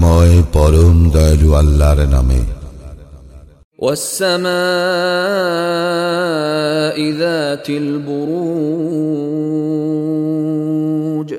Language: Bangla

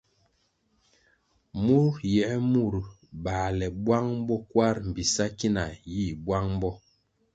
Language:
Kwasio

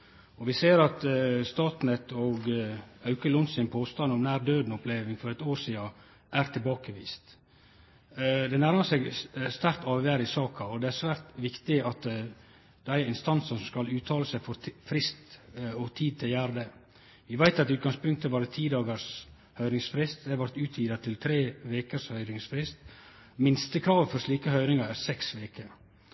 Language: Norwegian Nynorsk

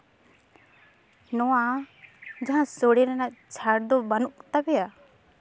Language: Santali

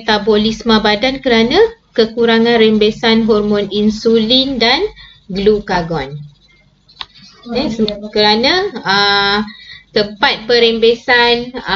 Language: Malay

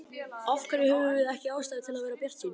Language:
Icelandic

